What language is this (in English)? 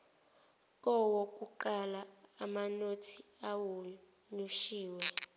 Zulu